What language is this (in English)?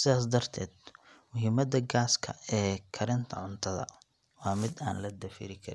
Somali